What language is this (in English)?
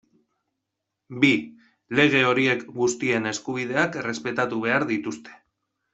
Basque